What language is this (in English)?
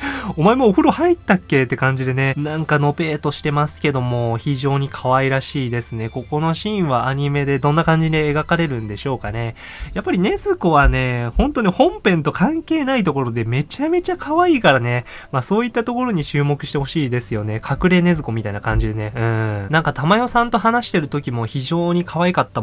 Japanese